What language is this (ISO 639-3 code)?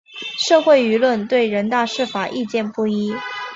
zho